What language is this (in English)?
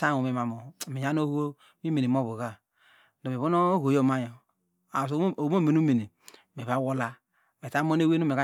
Degema